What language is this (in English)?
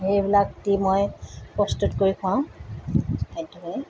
Assamese